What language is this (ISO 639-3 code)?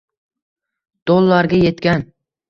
uzb